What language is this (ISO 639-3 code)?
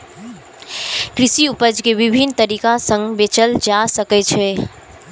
mai